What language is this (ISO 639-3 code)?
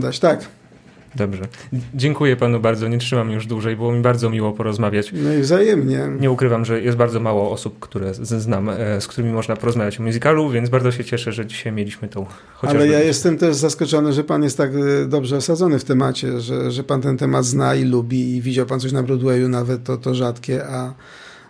pol